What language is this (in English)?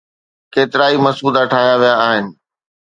Sindhi